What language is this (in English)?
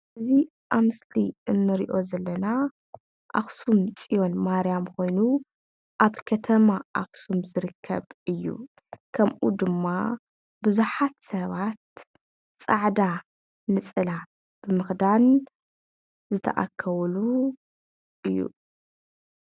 Tigrinya